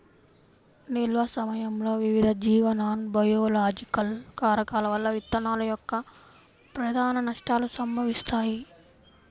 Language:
Telugu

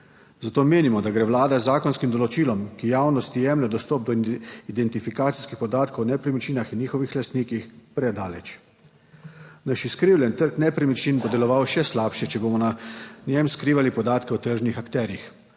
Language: Slovenian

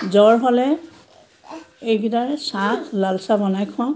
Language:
Assamese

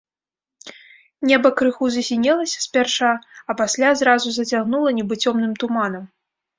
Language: Belarusian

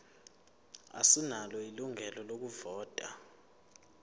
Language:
Zulu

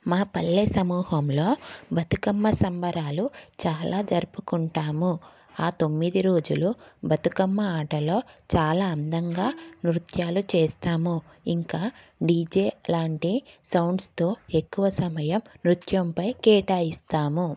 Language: Telugu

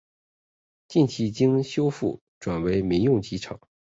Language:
Chinese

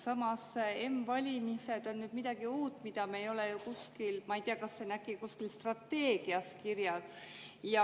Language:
Estonian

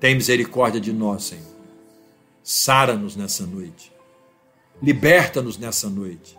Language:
Portuguese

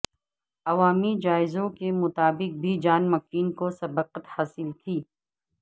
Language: Urdu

